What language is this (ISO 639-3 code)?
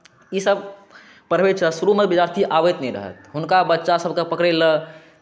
mai